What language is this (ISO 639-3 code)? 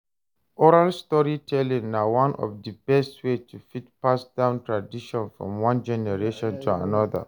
pcm